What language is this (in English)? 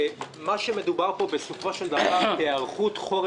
Hebrew